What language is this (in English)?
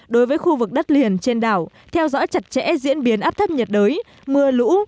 Vietnamese